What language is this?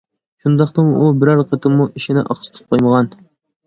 Uyghur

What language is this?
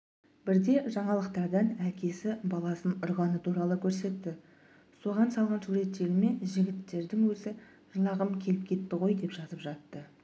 Kazakh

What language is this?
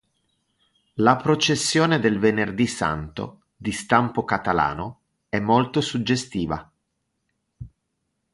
Italian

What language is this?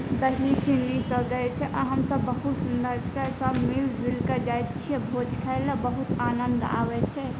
Maithili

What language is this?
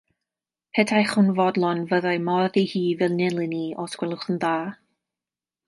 Welsh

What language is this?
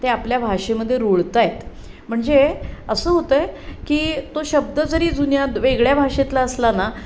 Marathi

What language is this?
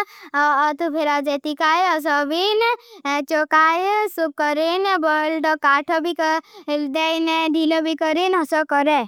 Bhili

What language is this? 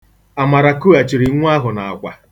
Igbo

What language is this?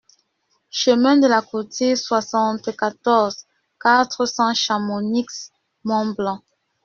French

